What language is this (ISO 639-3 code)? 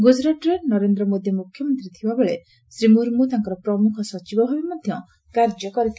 ori